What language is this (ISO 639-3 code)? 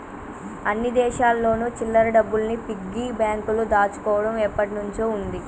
tel